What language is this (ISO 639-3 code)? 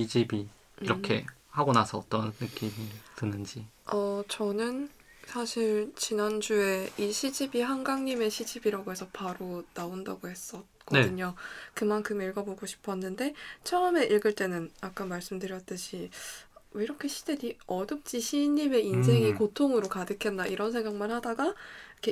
kor